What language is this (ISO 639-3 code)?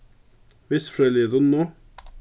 fao